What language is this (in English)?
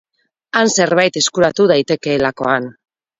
Basque